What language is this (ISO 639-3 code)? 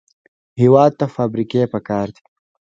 pus